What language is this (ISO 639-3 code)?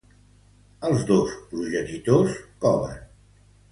cat